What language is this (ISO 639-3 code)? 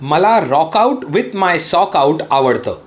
mar